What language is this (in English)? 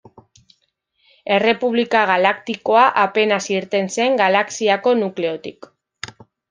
Basque